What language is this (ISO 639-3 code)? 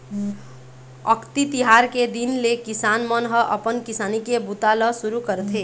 hne